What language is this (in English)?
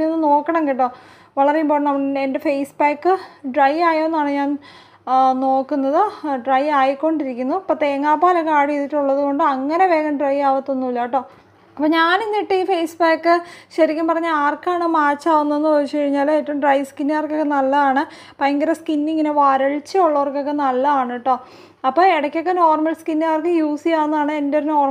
Malayalam